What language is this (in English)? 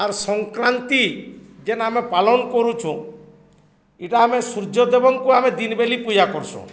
Odia